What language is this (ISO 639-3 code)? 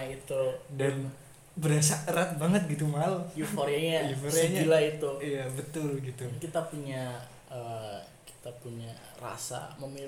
ind